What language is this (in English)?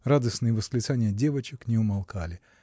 Russian